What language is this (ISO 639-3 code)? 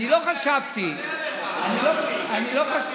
heb